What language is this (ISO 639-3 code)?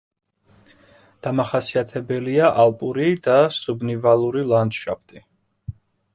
kat